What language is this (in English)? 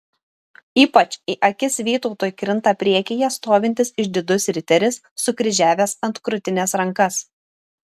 Lithuanian